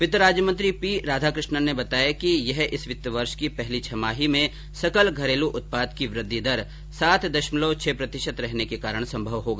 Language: Hindi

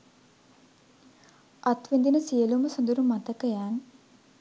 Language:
Sinhala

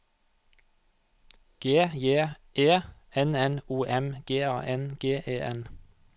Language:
Norwegian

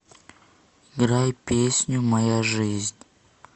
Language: Russian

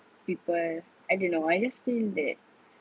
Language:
English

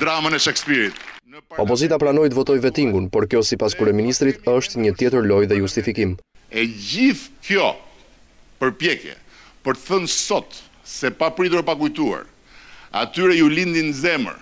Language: Romanian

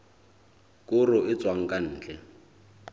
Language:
Southern Sotho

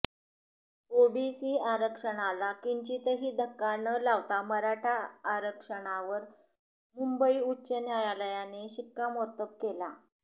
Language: Marathi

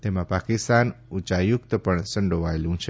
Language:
Gujarati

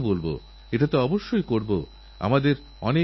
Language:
Bangla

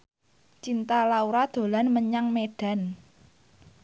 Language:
Javanese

